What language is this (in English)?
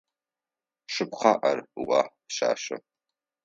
Adyghe